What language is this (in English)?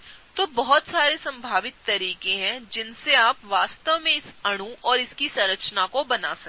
Hindi